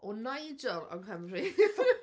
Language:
Welsh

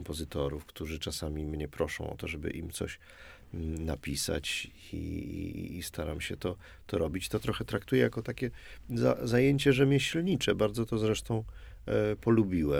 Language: Polish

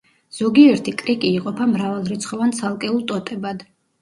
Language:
Georgian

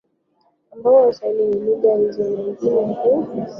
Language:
Swahili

